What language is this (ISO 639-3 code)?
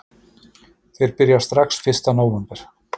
isl